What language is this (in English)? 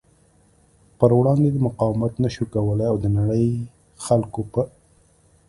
Pashto